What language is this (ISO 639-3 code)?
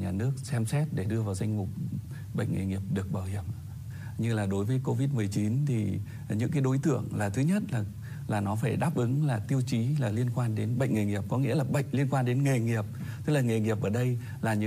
vie